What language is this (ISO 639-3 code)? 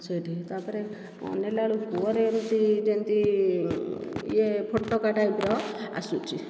ori